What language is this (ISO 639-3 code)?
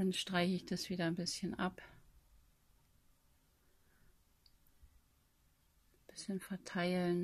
deu